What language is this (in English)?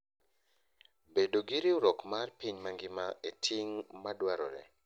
Luo (Kenya and Tanzania)